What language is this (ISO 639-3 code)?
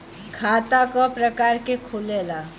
bho